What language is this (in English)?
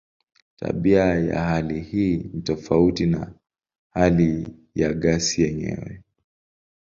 Swahili